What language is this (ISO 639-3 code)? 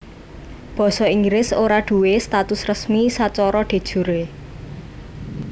jav